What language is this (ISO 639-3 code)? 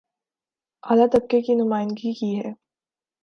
urd